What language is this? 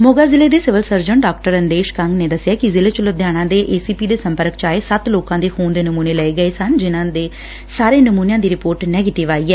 Punjabi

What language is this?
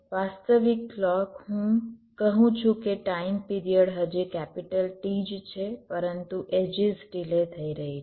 Gujarati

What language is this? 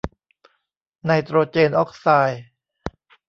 Thai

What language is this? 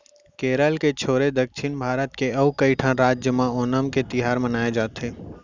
Chhattisgarhi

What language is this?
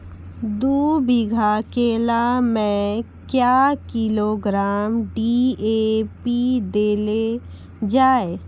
Maithili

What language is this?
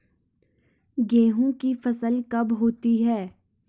Hindi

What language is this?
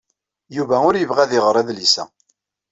Kabyle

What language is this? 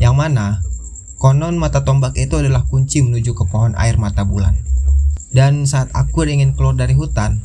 Indonesian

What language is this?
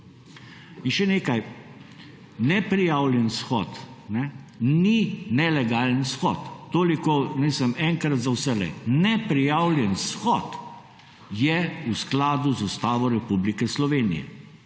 Slovenian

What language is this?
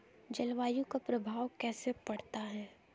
Hindi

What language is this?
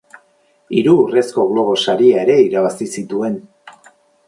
Basque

